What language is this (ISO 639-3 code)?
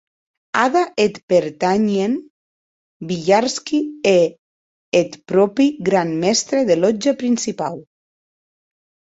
oci